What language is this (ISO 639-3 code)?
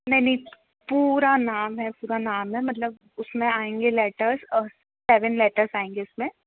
hin